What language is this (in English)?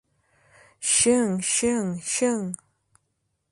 Mari